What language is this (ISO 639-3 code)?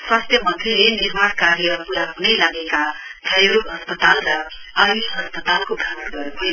nep